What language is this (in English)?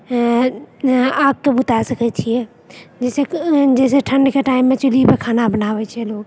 Maithili